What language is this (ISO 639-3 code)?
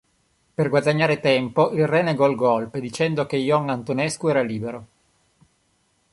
ita